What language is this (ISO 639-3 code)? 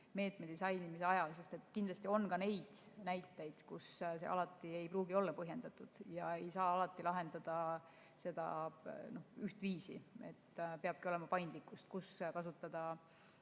est